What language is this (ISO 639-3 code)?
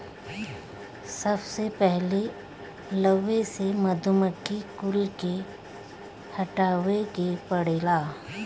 bho